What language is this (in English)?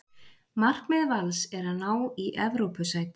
Icelandic